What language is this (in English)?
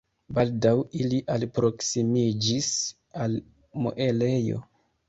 Esperanto